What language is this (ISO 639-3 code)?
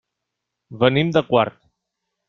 cat